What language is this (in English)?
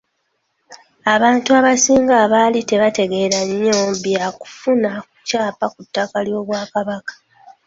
Ganda